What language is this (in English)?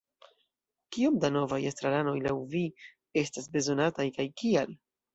Esperanto